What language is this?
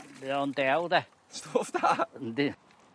Welsh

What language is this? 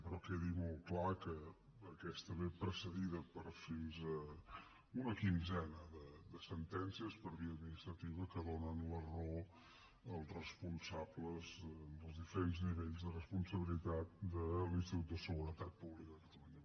Catalan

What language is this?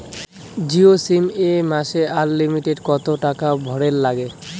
Bangla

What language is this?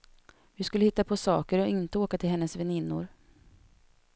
Swedish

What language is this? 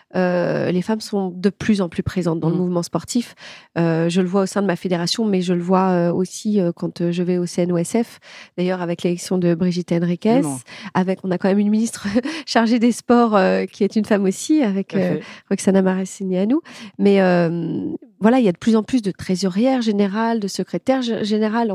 French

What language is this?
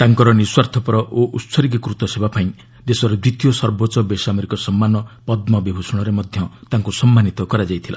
Odia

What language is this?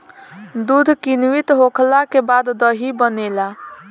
Bhojpuri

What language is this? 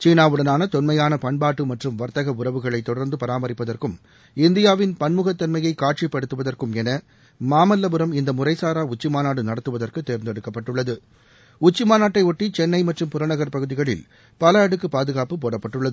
Tamil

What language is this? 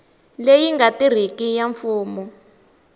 Tsonga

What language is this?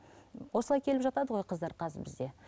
Kazakh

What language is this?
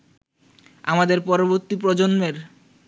Bangla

